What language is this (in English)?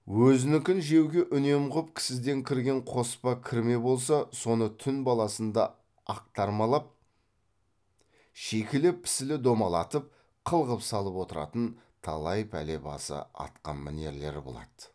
Kazakh